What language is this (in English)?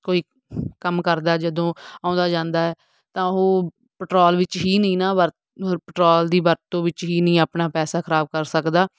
Punjabi